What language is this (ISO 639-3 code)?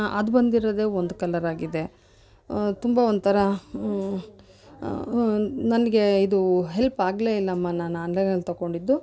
kan